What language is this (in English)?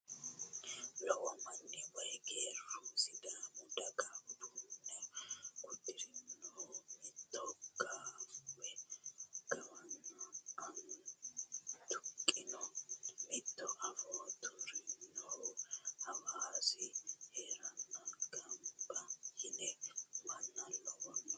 Sidamo